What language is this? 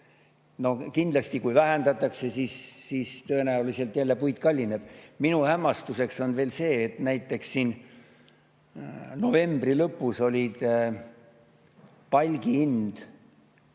Estonian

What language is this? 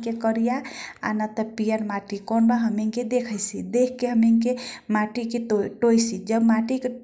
Kochila Tharu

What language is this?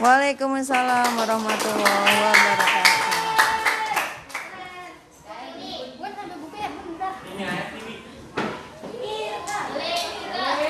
Indonesian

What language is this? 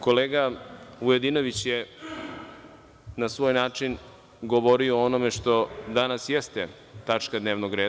Serbian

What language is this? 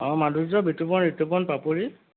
Assamese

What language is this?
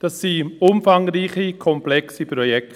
Swiss German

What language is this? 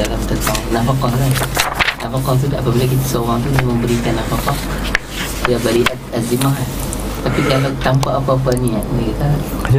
Malay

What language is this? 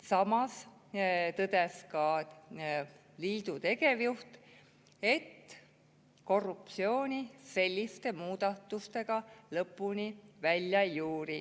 Estonian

